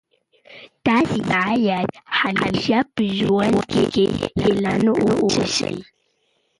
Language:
Pashto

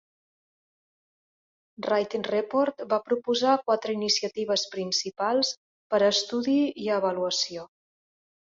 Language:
Catalan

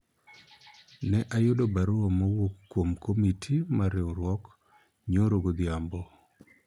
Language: Luo (Kenya and Tanzania)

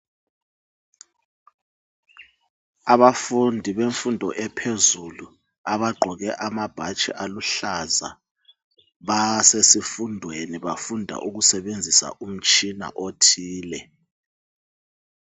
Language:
North Ndebele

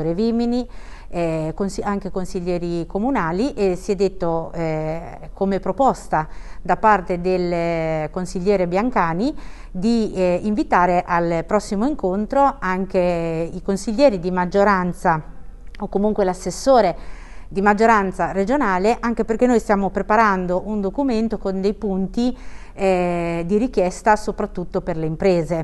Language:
Italian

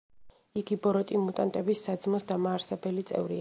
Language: Georgian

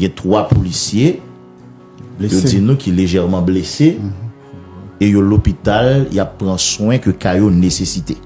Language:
French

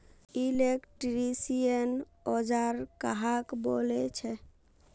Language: Magahi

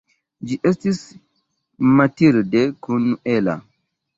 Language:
Esperanto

